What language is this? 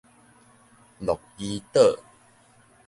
Min Nan Chinese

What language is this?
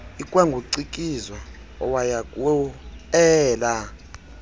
Xhosa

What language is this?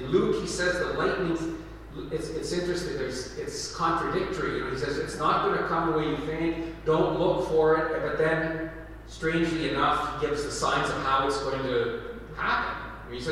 English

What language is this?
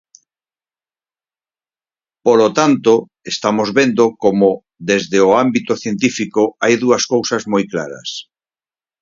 Galician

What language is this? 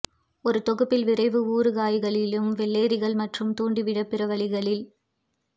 Tamil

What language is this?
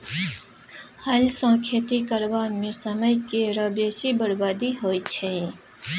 Maithili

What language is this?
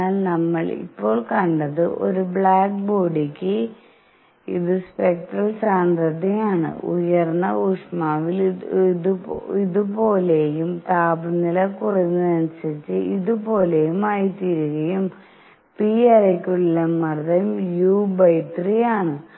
Malayalam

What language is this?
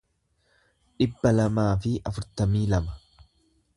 Oromo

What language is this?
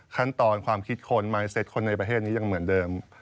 Thai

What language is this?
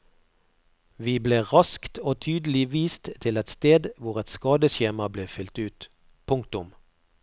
Norwegian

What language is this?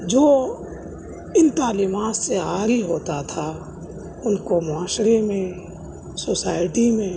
Urdu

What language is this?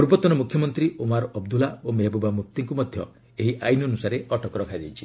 Odia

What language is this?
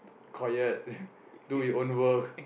English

